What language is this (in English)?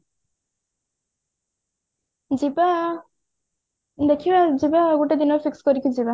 Odia